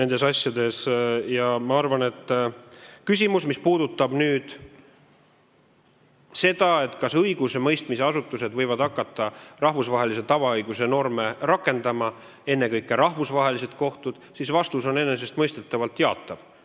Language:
Estonian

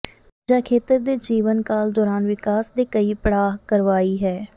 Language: Punjabi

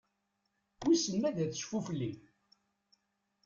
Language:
Kabyle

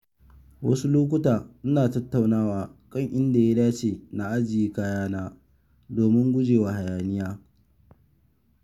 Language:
Hausa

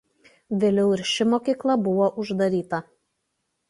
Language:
Lithuanian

